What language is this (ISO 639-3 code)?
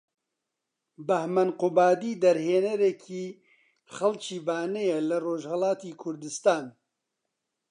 ckb